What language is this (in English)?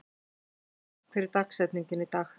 Icelandic